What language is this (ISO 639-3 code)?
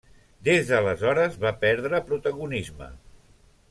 cat